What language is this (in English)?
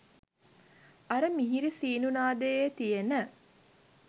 Sinhala